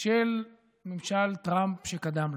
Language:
Hebrew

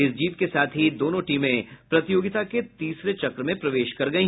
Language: Hindi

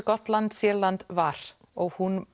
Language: Icelandic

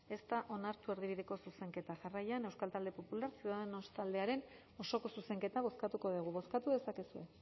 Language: Basque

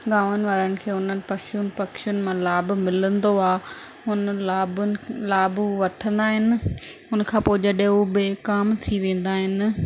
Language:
Sindhi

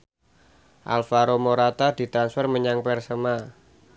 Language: Javanese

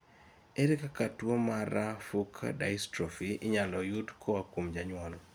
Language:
Luo (Kenya and Tanzania)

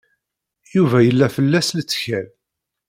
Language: Kabyle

